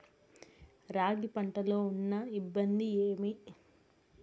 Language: Telugu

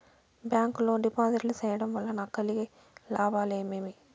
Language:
Telugu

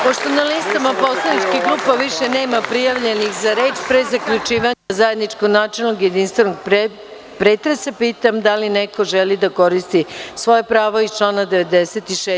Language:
Serbian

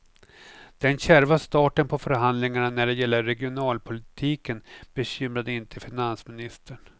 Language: Swedish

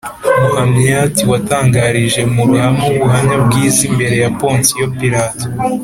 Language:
Kinyarwanda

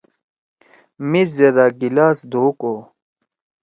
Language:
Torwali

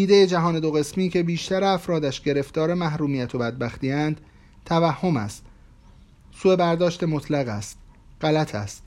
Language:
Persian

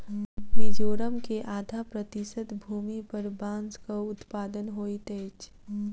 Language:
Maithili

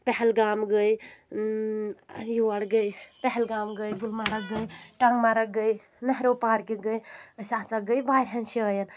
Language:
Kashmiri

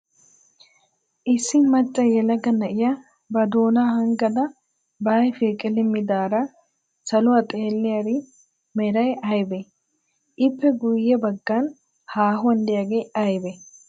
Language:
Wolaytta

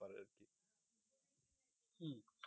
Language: Bangla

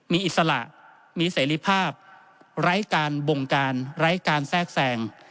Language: Thai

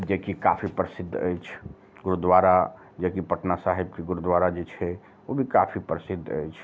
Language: Maithili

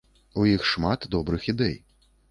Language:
Belarusian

